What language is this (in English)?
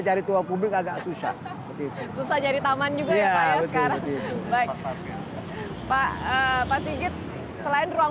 Indonesian